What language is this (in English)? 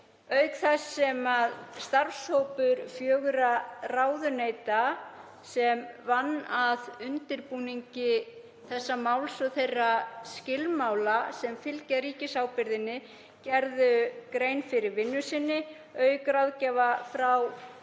Icelandic